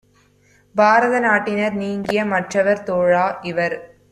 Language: Tamil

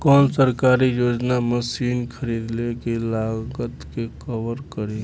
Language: Bhojpuri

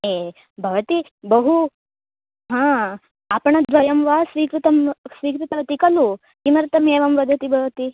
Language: Sanskrit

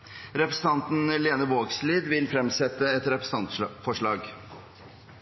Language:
Norwegian Nynorsk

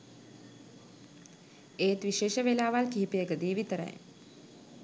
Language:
Sinhala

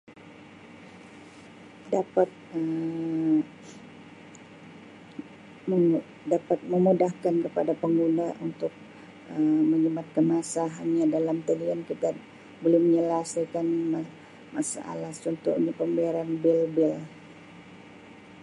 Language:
Sabah Malay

